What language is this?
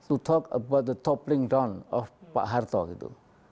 Indonesian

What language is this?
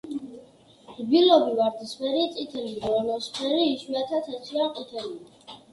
Georgian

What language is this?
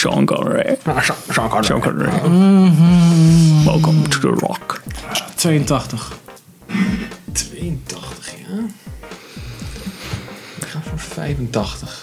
Dutch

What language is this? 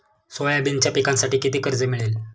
Marathi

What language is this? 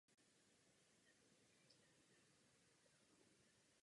Czech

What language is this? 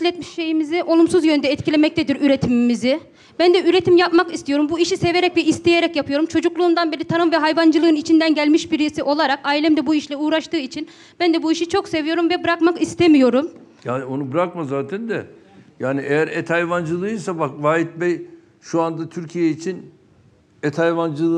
Turkish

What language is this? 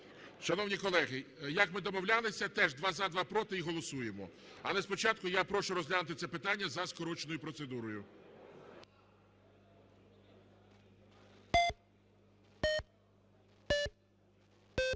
Ukrainian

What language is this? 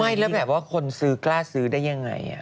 Thai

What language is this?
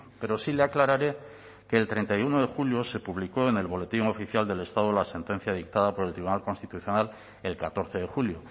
Spanish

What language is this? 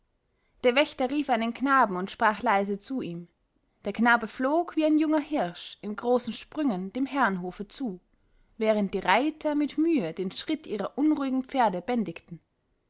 German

